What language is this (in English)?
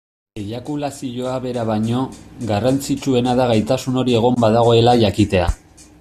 Basque